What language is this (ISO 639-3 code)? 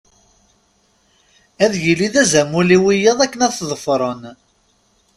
kab